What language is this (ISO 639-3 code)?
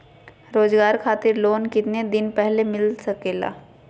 mag